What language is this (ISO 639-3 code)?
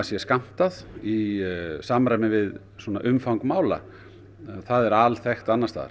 isl